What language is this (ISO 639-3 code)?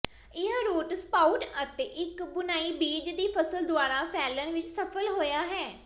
pan